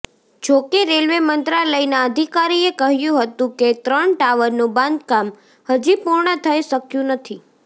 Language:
Gujarati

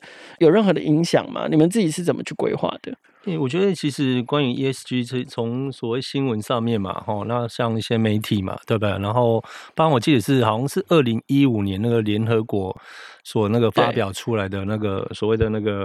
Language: Chinese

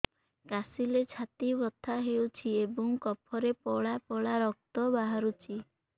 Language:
Odia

